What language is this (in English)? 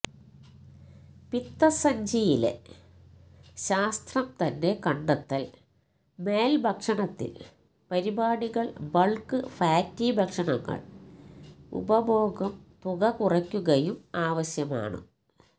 Malayalam